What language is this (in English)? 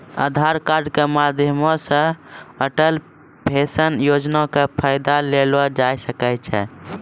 Maithili